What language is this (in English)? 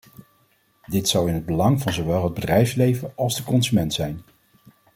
Dutch